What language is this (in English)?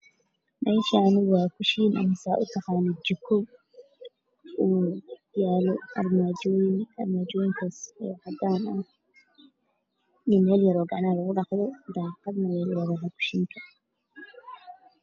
Somali